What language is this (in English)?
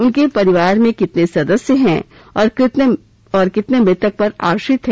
Hindi